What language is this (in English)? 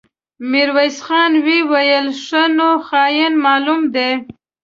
Pashto